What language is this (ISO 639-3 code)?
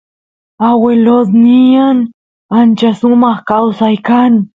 qus